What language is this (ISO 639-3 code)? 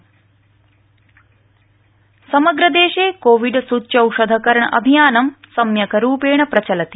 san